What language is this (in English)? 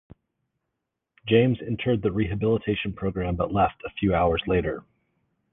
English